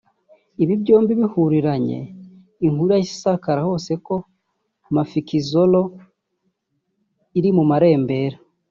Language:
Kinyarwanda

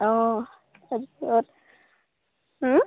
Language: Assamese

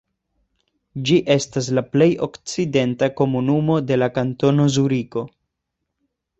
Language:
Esperanto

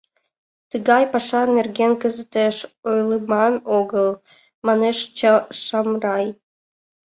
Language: Mari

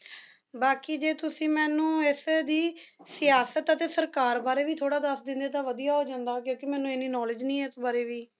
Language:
Punjabi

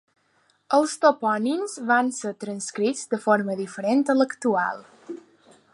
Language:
Catalan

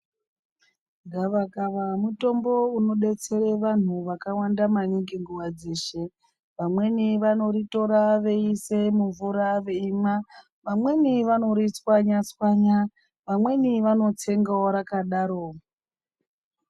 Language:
Ndau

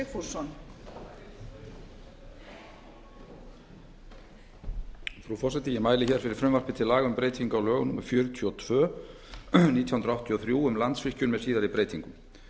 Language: Icelandic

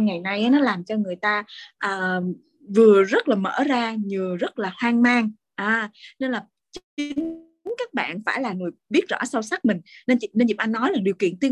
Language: Vietnamese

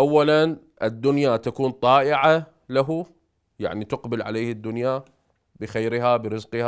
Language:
Arabic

